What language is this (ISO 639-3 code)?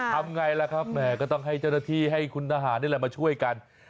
tha